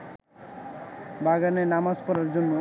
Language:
Bangla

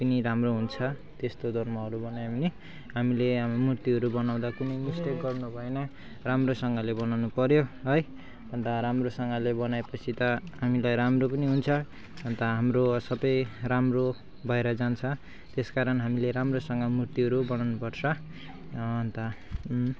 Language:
Nepali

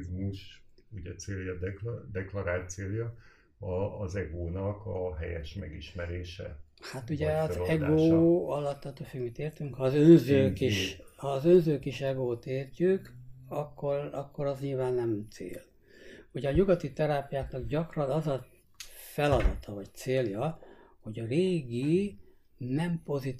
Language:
Hungarian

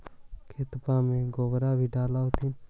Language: Magahi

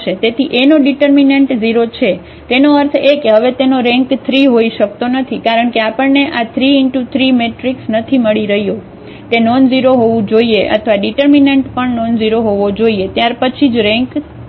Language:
Gujarati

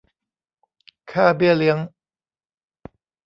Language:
Thai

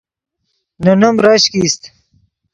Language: Yidgha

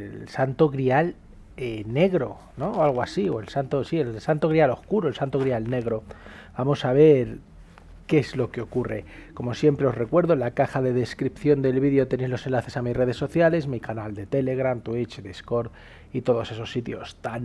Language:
Spanish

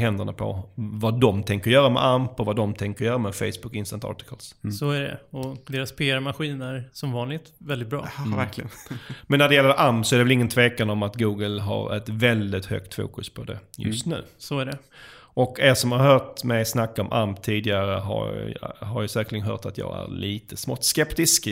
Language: Swedish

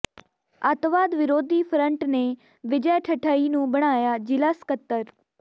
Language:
Punjabi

